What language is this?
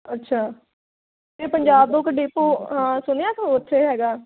Punjabi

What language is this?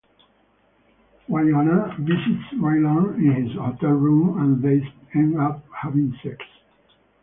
English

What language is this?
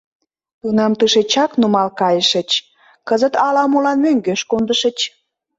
Mari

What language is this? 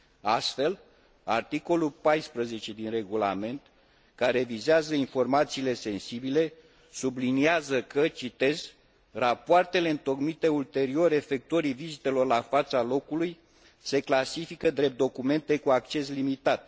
Romanian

